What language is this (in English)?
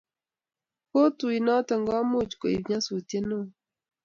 Kalenjin